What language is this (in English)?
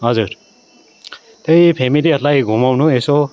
Nepali